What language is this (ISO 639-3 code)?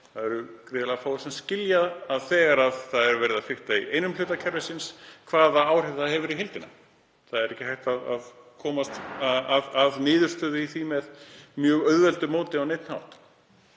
isl